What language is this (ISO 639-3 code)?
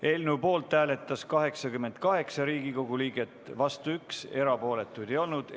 est